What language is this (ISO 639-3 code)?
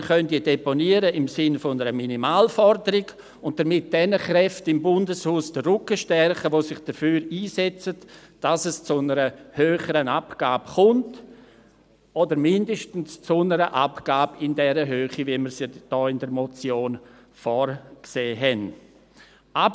gsw